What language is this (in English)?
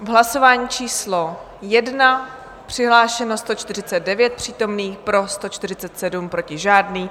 Czech